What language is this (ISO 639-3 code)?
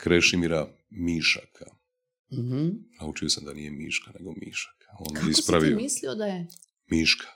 hrv